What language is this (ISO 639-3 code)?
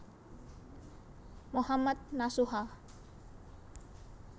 jav